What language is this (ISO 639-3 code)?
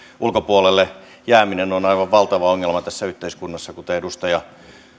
fin